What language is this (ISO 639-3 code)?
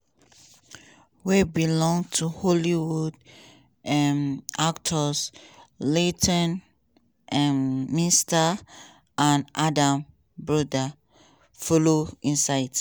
pcm